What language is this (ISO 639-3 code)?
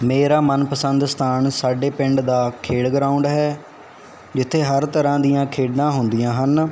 pan